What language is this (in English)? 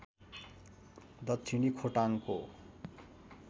Nepali